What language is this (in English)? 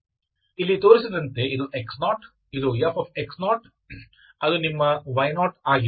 Kannada